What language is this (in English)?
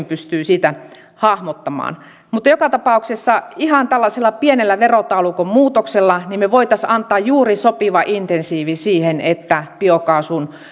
Finnish